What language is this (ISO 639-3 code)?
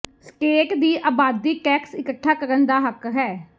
pan